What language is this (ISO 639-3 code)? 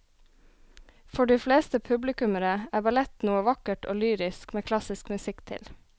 nor